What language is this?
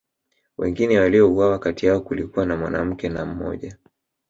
Swahili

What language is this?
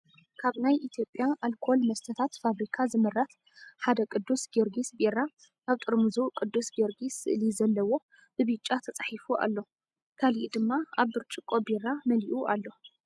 Tigrinya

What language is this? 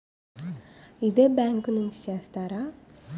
Telugu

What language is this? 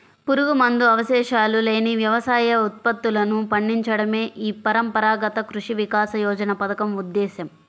Telugu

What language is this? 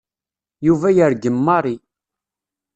Kabyle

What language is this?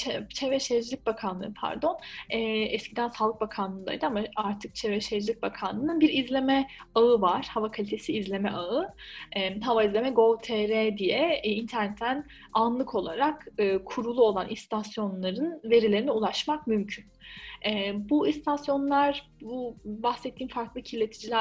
Turkish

